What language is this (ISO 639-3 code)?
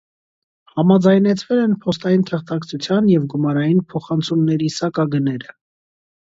hye